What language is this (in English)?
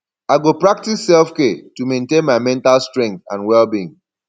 Nigerian Pidgin